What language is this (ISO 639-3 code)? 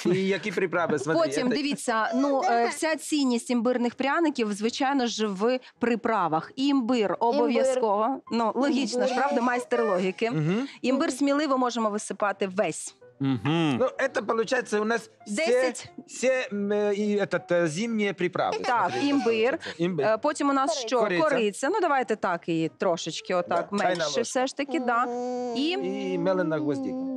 rus